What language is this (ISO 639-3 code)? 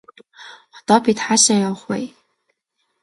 mon